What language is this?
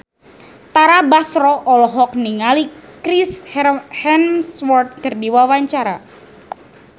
Sundanese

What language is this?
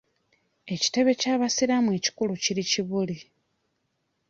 Ganda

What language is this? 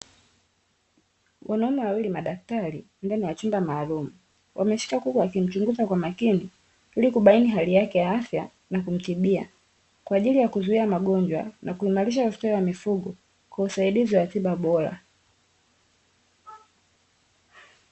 Swahili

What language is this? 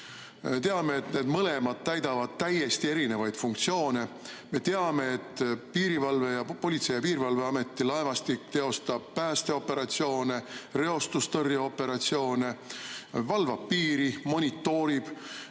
Estonian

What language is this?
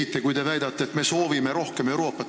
Estonian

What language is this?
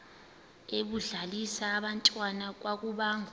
Xhosa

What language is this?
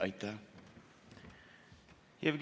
Estonian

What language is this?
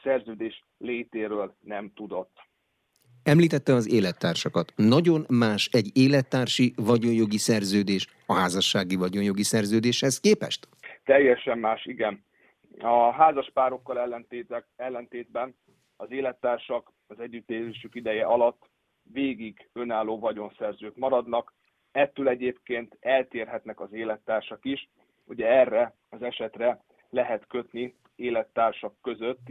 Hungarian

